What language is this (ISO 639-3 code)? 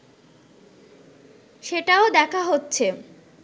ben